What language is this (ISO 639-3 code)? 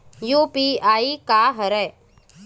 hne